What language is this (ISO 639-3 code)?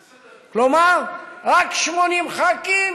heb